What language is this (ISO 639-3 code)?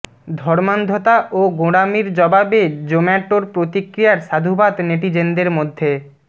ben